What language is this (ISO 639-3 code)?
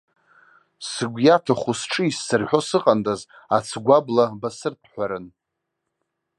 abk